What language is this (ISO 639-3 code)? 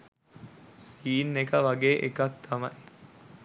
sin